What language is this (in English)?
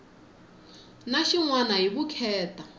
Tsonga